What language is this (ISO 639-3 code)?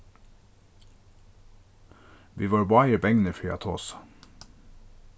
fao